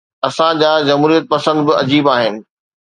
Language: Sindhi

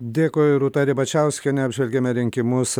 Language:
Lithuanian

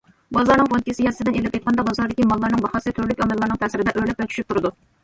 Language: Uyghur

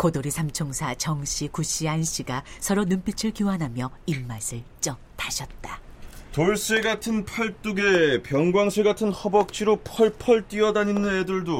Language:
Korean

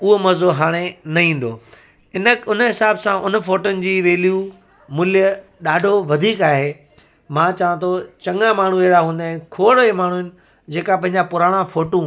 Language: Sindhi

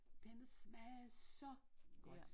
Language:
Danish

